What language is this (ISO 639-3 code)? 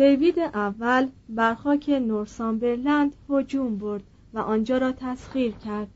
fas